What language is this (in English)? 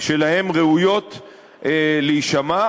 Hebrew